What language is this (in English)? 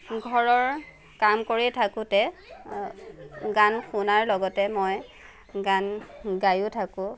Assamese